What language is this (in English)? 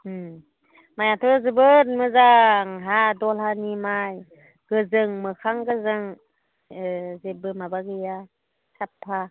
Bodo